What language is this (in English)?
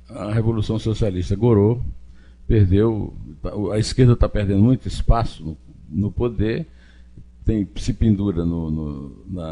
Portuguese